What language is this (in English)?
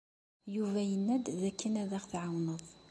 Kabyle